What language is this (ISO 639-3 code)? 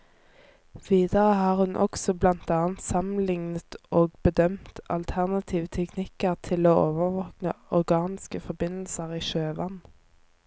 nor